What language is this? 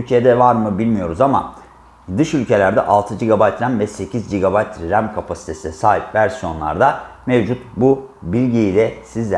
Turkish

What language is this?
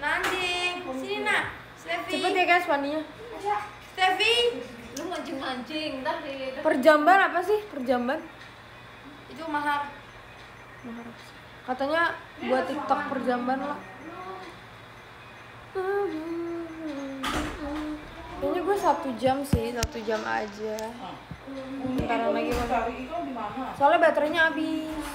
Indonesian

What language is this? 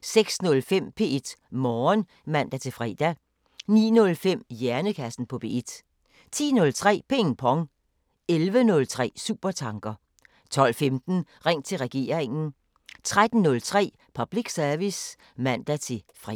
Danish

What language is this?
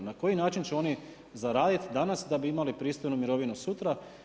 Croatian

